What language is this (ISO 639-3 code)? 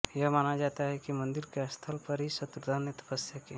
hin